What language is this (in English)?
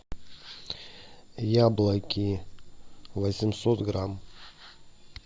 Russian